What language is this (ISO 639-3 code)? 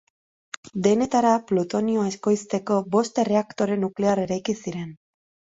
eus